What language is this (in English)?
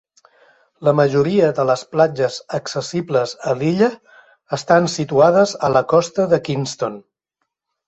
Catalan